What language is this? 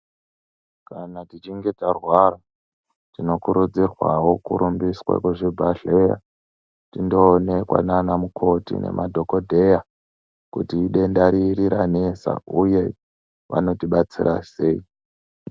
Ndau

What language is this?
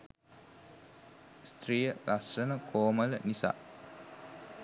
Sinhala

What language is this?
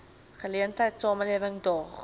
Afrikaans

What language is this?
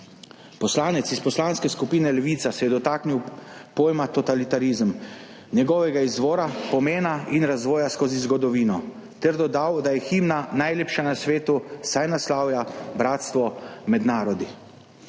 Slovenian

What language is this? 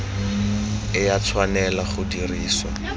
Tswana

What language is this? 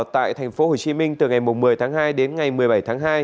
Vietnamese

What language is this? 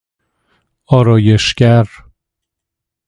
Persian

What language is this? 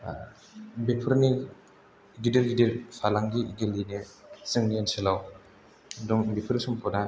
Bodo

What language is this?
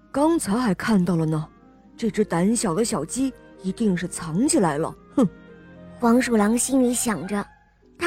Chinese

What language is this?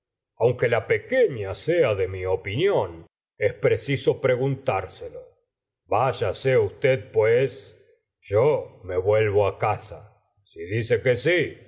Spanish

